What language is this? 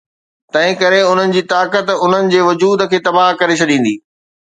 Sindhi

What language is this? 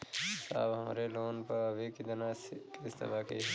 Bhojpuri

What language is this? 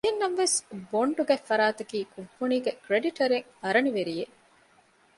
Divehi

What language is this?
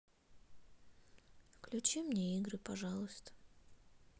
Russian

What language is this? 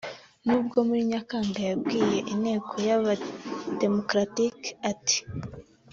Kinyarwanda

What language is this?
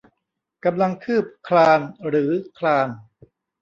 Thai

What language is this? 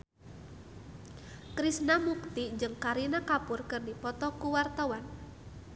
Sundanese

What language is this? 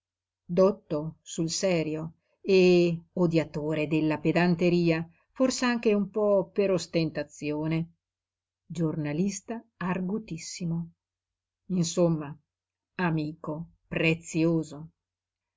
Italian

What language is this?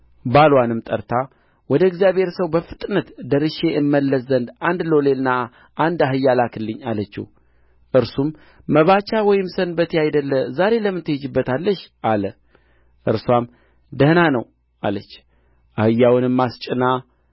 Amharic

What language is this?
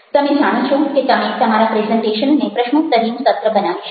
Gujarati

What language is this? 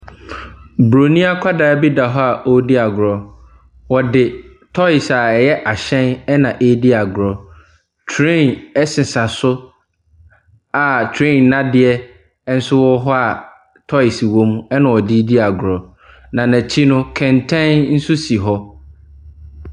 Akan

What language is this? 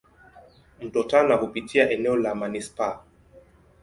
Swahili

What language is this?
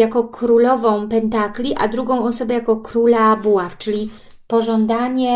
Polish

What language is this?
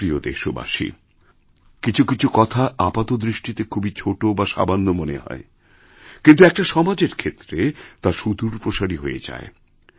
Bangla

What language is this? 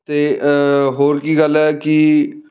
Punjabi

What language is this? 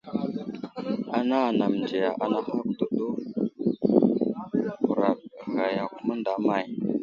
Wuzlam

